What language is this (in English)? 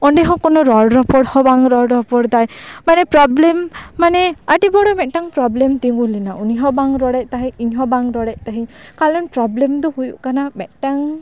Santali